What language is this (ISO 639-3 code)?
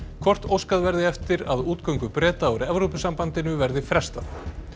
isl